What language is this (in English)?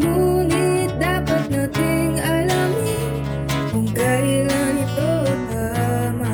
Filipino